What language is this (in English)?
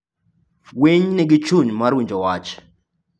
Luo (Kenya and Tanzania)